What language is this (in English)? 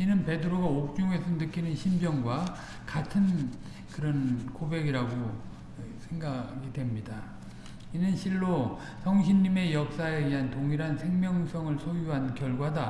Korean